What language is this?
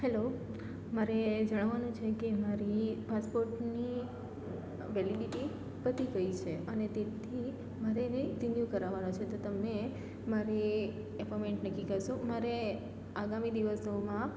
Gujarati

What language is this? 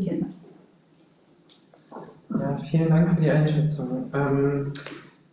German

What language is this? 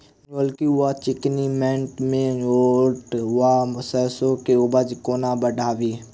Maithili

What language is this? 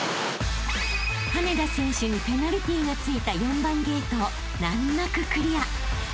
Japanese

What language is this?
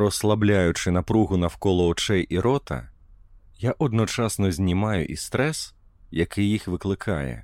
Ukrainian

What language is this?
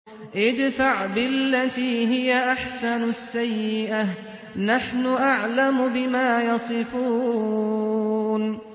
Arabic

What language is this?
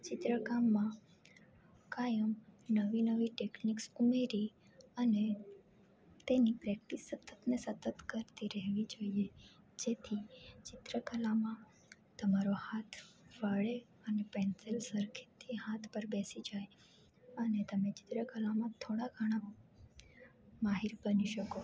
Gujarati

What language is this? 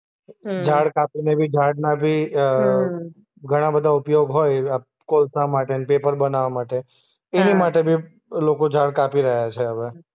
Gujarati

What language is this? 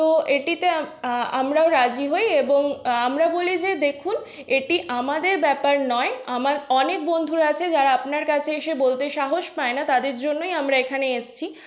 Bangla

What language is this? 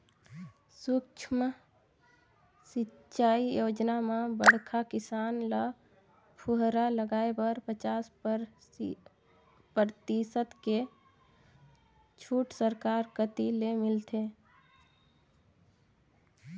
Chhattisgarhi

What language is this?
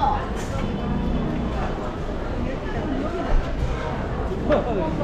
Korean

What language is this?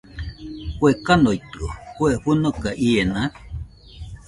Nüpode Huitoto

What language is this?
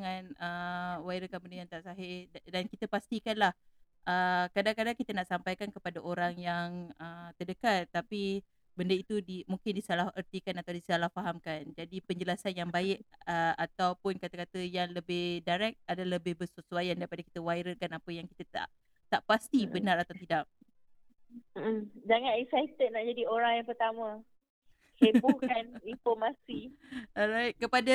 Malay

